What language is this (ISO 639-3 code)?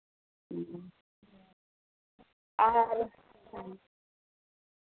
sat